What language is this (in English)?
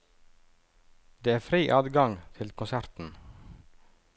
Norwegian